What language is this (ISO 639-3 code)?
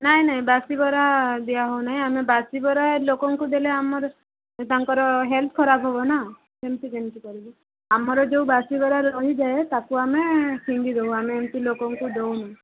ori